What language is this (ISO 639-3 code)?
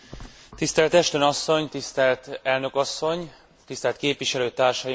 hun